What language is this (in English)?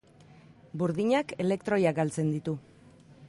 Basque